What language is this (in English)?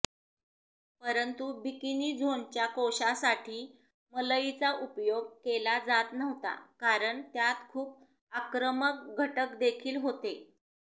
Marathi